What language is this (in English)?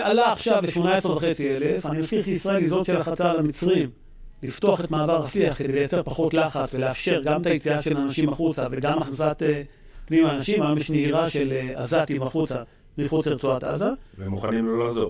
Hebrew